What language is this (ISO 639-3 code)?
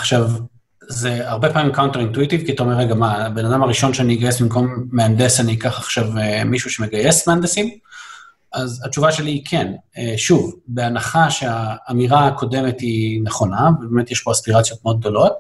heb